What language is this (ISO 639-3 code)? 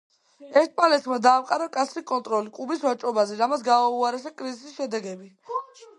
kat